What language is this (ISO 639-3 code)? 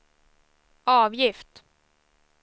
swe